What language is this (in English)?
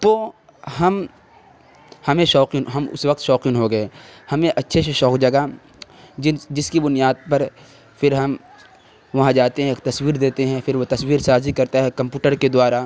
Urdu